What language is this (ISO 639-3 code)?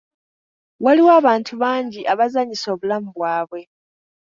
lug